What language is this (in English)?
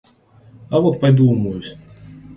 Russian